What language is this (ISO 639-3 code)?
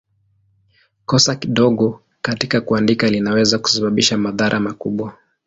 swa